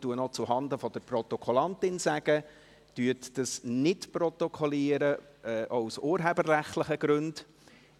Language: Swiss German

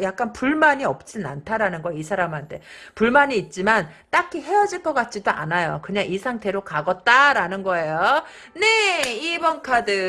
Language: Korean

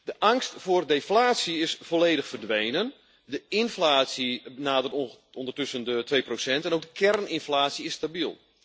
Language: Dutch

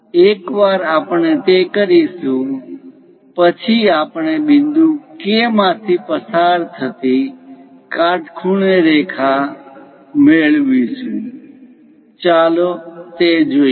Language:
Gujarati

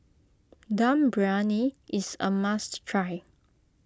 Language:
English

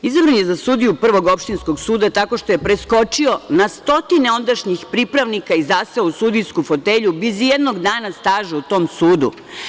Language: Serbian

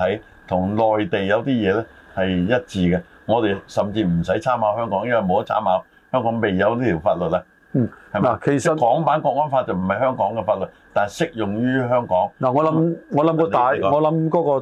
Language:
Chinese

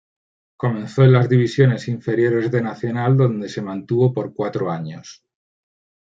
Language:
Spanish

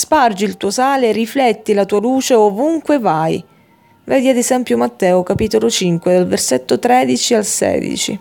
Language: Italian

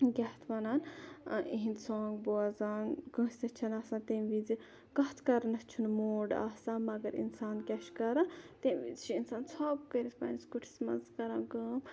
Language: Kashmiri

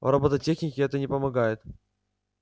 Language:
Russian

